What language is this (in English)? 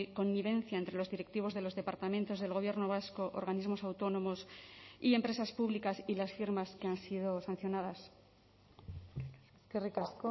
Spanish